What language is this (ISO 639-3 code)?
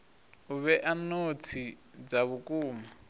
ven